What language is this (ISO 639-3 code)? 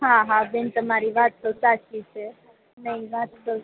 guj